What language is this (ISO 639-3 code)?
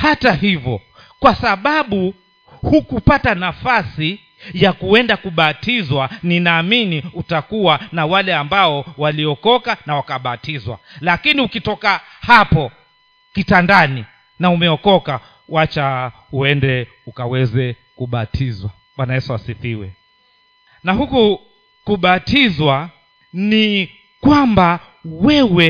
swa